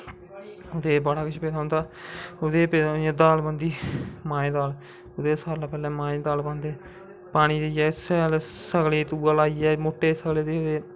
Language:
Dogri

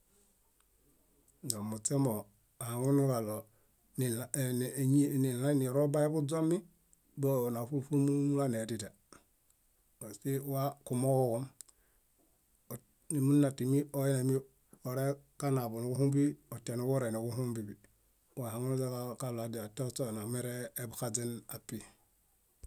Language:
Bayot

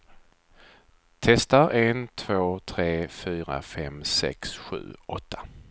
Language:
Swedish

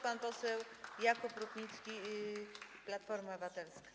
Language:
Polish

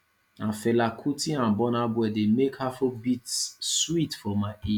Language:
Nigerian Pidgin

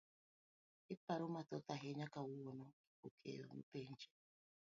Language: Luo (Kenya and Tanzania)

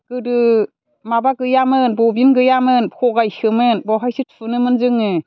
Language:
Bodo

